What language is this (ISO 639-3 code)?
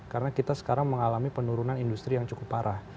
ind